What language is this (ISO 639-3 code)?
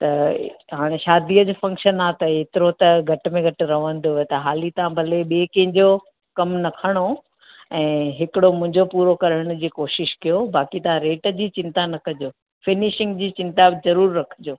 snd